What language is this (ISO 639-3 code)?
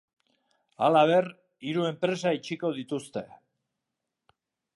eus